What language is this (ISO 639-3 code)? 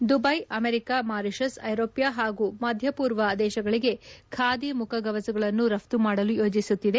kan